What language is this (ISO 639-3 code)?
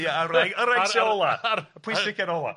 cym